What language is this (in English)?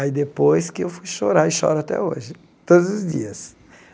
Portuguese